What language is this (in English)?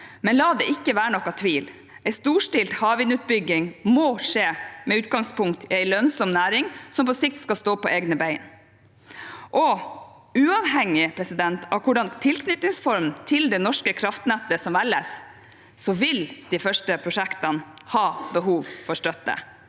Norwegian